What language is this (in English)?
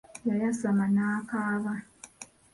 Ganda